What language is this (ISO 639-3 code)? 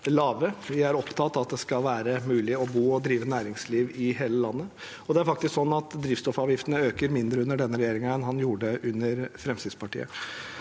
nor